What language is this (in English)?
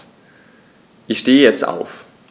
German